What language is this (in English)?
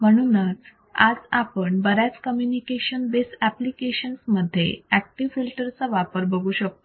Marathi